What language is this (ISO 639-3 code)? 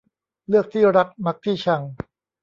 tha